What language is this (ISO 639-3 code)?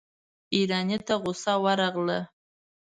pus